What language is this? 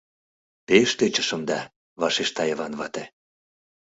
Mari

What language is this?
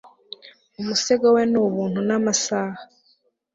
Kinyarwanda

